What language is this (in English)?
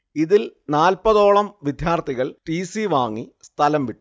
Malayalam